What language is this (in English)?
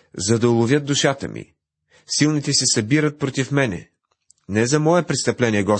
Bulgarian